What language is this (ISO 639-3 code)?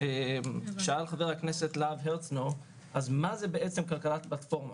heb